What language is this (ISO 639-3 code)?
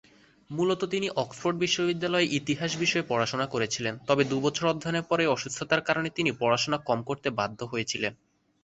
ben